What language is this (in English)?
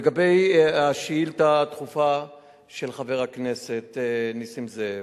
Hebrew